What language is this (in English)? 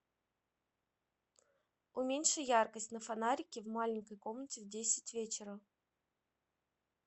Russian